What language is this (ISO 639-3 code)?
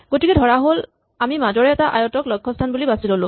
asm